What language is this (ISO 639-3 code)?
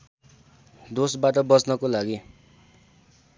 nep